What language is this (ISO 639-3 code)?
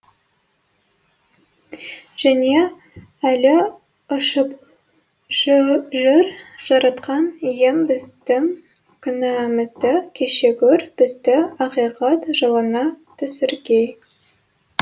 kaz